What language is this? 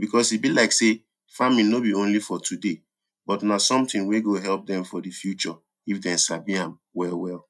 Nigerian Pidgin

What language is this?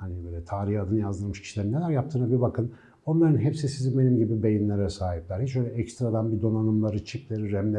Turkish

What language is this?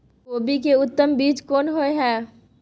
Maithili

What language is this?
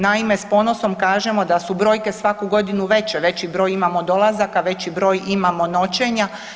Croatian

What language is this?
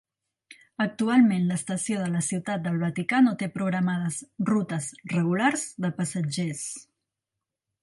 Catalan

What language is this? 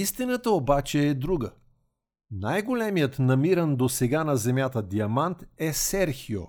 Bulgarian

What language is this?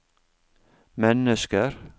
Norwegian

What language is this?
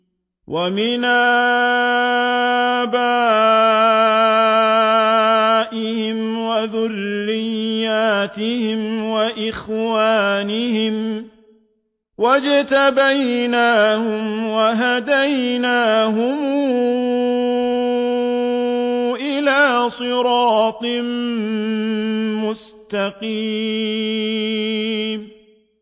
Arabic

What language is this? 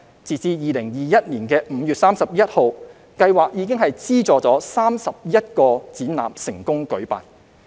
Cantonese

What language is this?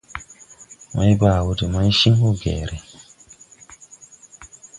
Tupuri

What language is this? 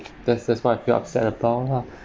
English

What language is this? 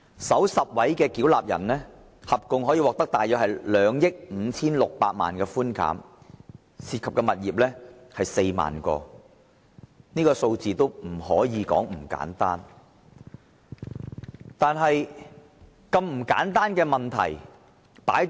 Cantonese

